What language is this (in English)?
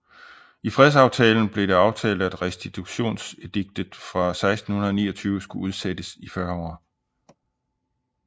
Danish